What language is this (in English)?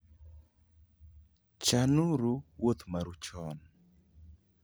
Luo (Kenya and Tanzania)